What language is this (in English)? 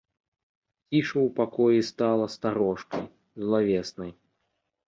Belarusian